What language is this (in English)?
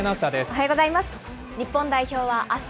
Japanese